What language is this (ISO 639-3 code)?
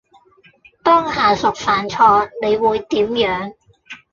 yue